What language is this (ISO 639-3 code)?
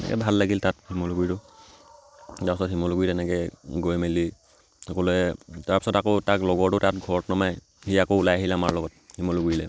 asm